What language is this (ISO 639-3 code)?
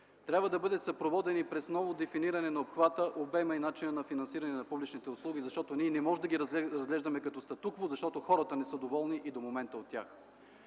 bul